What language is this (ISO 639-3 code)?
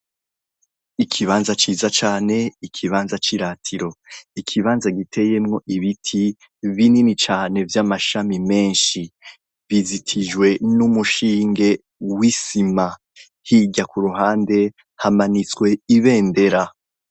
run